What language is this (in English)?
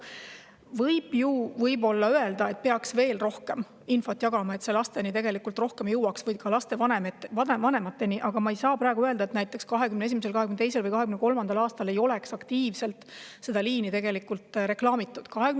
Estonian